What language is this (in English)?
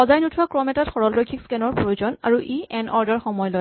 Assamese